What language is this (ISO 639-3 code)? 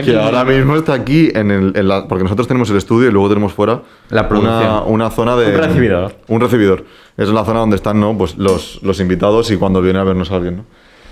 spa